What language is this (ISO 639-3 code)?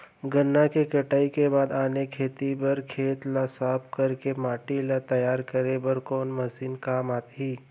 hne